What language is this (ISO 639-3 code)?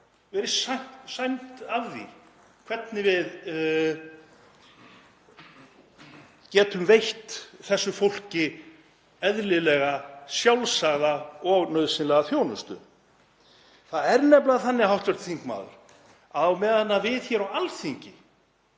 isl